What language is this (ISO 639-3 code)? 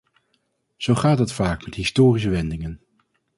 nld